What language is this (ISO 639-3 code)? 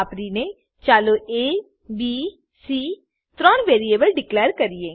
guj